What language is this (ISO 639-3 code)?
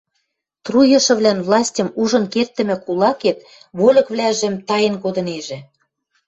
mrj